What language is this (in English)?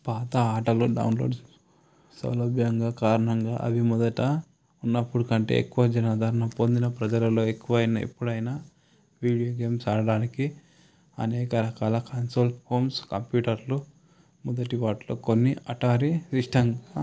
Telugu